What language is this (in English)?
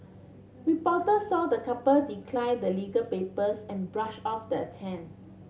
English